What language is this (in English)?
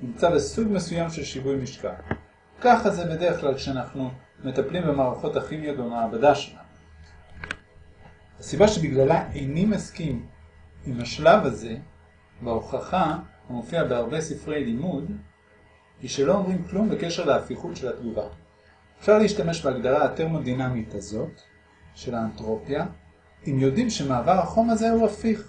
Hebrew